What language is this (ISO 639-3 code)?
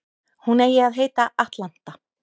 isl